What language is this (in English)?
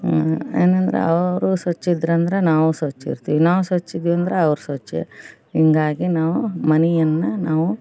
Kannada